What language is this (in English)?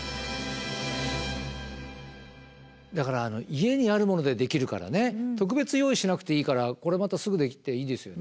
Japanese